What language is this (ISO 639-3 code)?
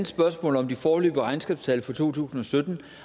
dan